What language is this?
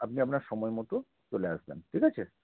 Bangla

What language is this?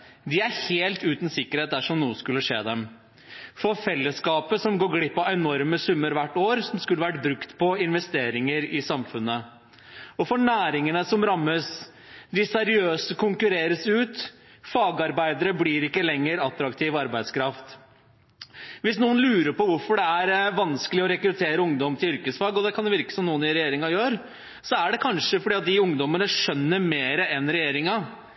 Norwegian Bokmål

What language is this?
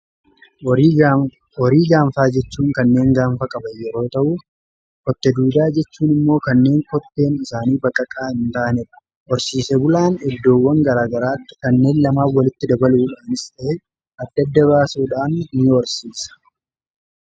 Oromo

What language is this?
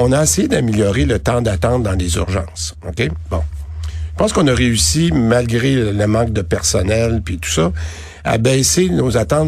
French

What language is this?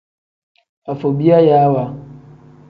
Tem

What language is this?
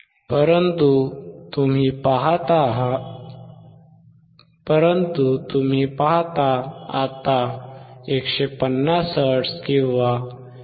Marathi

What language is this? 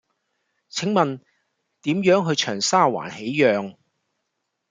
Cantonese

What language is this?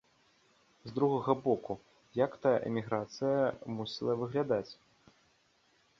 Belarusian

